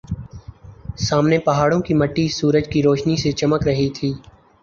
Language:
Urdu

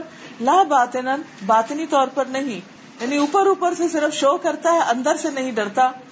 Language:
Urdu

